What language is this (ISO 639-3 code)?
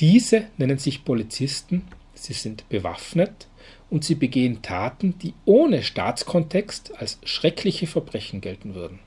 deu